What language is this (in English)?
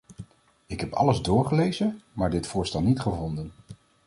Dutch